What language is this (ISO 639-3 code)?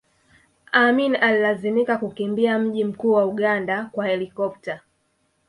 swa